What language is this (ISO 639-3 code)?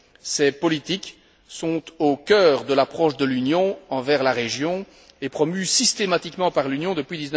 fra